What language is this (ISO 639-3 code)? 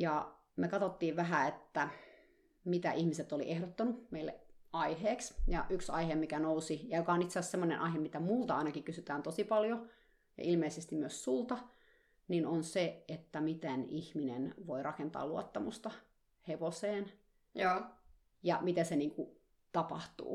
fin